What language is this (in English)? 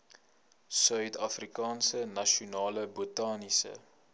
Afrikaans